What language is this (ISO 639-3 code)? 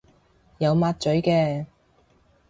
yue